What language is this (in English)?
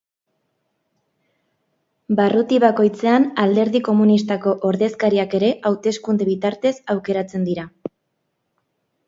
Basque